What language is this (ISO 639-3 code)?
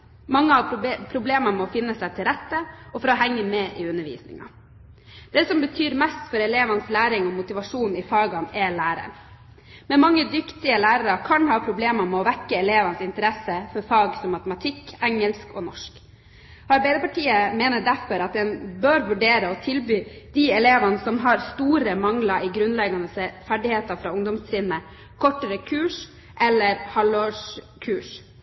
nob